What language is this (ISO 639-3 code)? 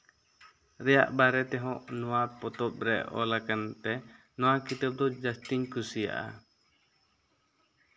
sat